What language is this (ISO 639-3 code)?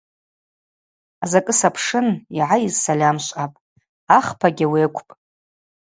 abq